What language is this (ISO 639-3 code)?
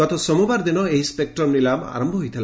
ori